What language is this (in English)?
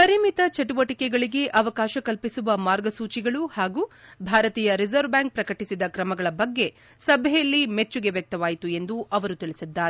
Kannada